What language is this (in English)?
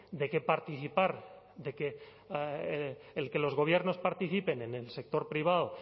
Spanish